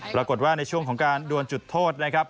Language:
Thai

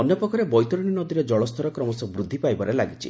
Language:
Odia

